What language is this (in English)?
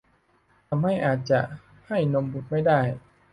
Thai